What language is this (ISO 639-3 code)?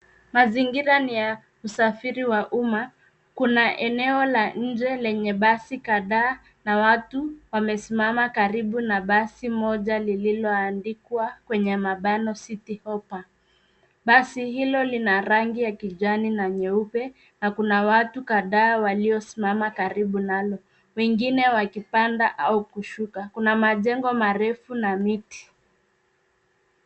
swa